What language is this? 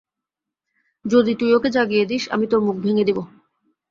Bangla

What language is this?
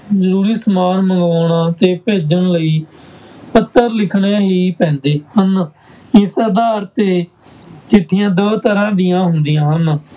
Punjabi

